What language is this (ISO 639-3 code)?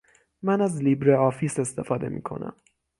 fas